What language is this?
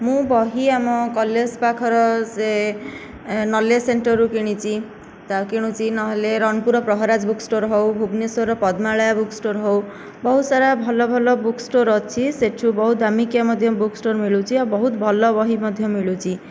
Odia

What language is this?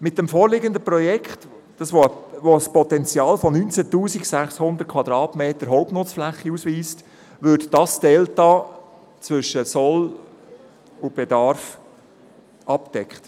Swiss German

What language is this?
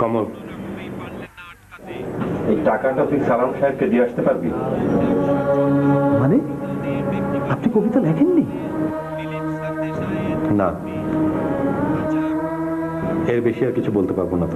Hindi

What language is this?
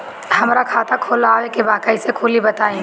Bhojpuri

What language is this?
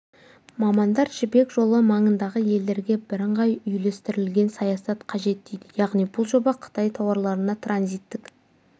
Kazakh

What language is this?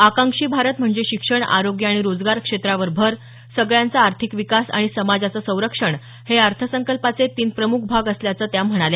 Marathi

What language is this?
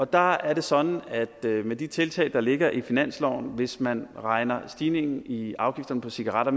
Danish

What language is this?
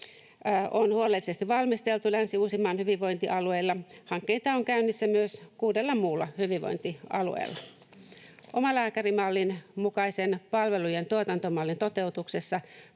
Finnish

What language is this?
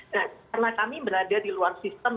Indonesian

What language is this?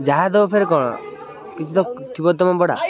Odia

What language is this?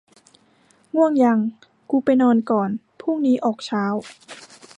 Thai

